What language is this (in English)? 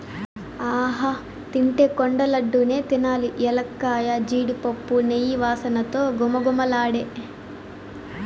Telugu